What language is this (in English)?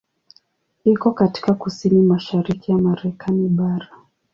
Swahili